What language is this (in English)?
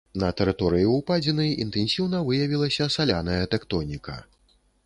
Belarusian